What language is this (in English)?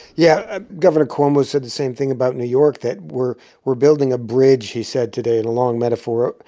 English